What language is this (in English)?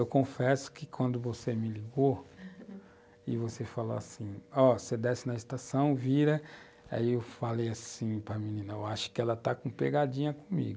Portuguese